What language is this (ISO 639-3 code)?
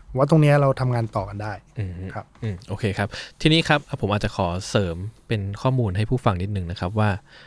tha